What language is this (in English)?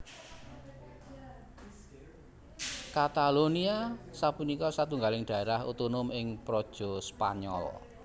Javanese